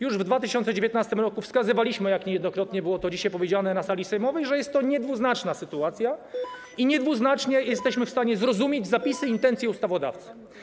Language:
Polish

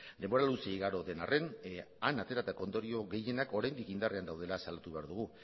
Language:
Basque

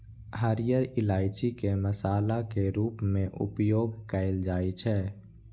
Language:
Maithili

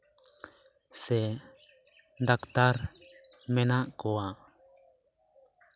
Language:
Santali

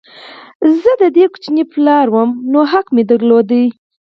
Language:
Pashto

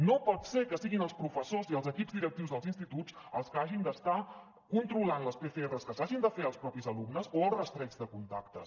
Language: Catalan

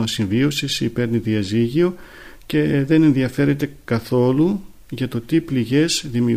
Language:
Greek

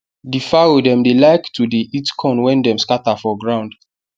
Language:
Nigerian Pidgin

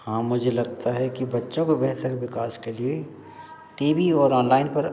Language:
Hindi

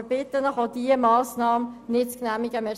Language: Swiss German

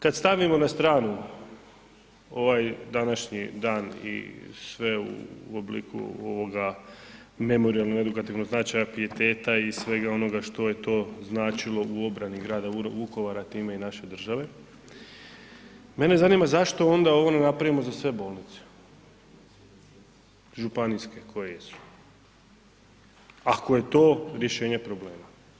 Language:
Croatian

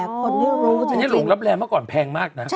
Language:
Thai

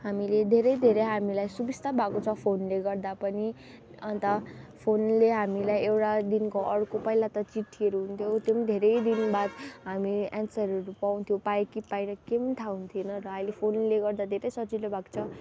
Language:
Nepali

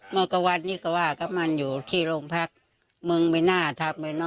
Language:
Thai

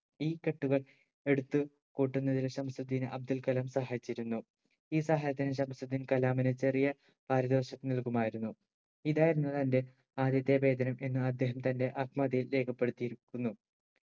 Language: Malayalam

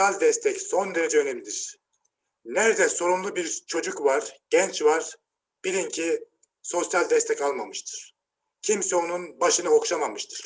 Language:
Turkish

